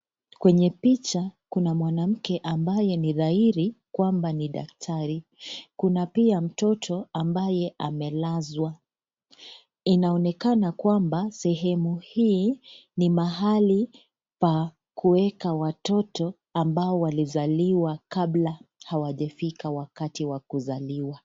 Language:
Swahili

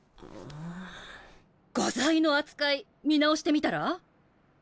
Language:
Japanese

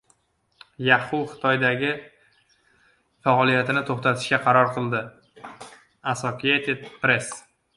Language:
Uzbek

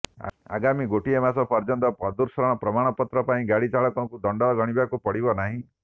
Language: Odia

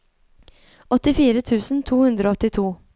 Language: Norwegian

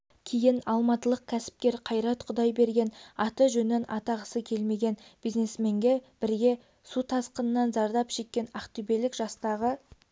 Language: Kazakh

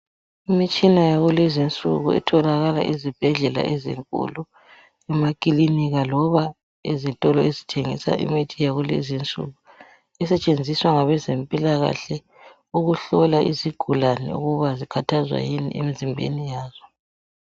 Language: North Ndebele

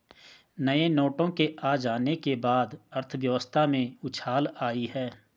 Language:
Hindi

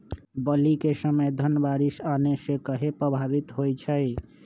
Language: Magahi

